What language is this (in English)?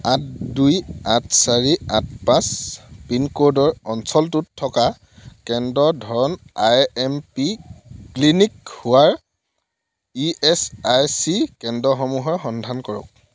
Assamese